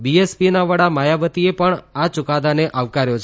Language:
Gujarati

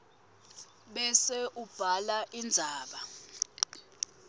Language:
Swati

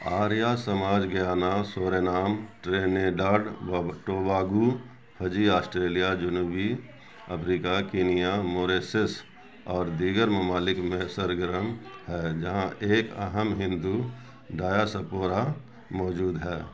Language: Urdu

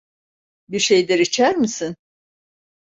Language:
Turkish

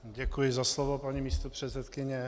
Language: Czech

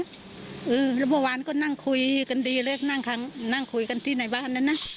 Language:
Thai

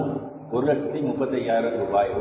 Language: Tamil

